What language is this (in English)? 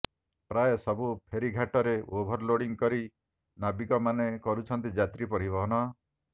Odia